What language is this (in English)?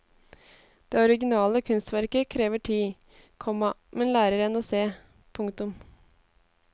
Norwegian